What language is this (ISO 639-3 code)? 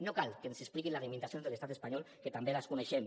cat